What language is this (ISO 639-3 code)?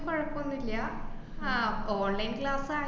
mal